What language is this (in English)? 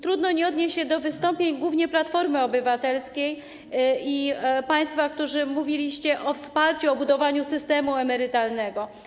Polish